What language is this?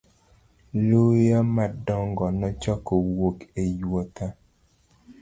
Luo (Kenya and Tanzania)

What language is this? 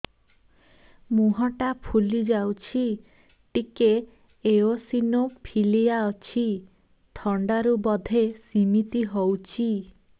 Odia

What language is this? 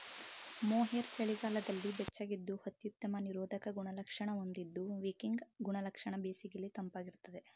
Kannada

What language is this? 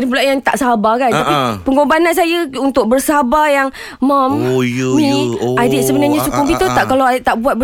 Malay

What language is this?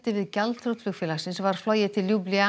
Icelandic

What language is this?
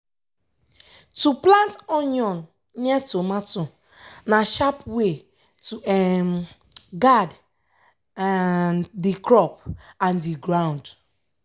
Nigerian Pidgin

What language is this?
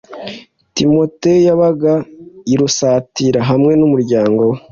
Kinyarwanda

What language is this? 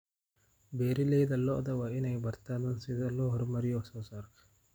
Somali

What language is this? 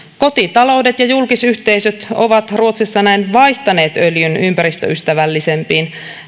Finnish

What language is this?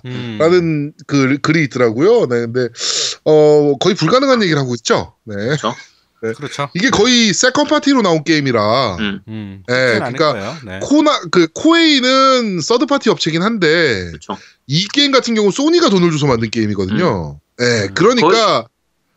Korean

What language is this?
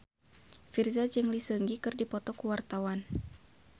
Sundanese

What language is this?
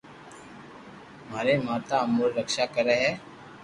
Loarki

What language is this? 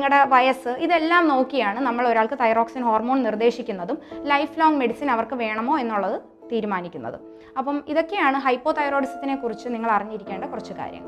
Malayalam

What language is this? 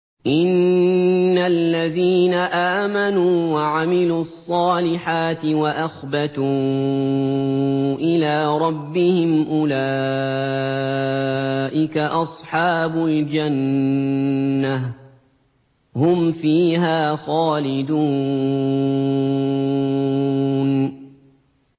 Arabic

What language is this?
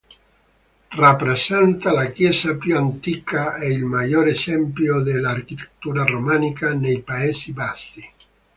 Italian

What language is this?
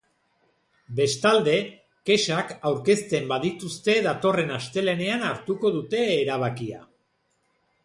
Basque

